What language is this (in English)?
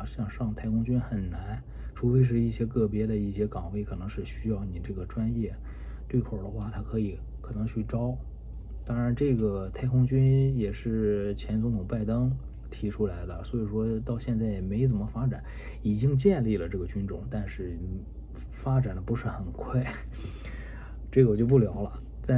Chinese